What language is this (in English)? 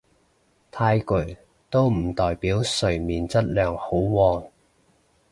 Cantonese